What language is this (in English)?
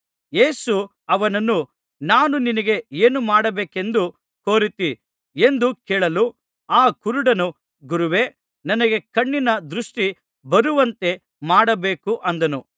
Kannada